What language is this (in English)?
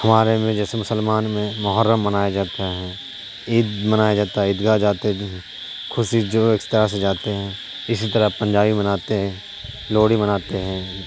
Urdu